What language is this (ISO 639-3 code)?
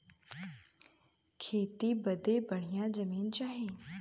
bho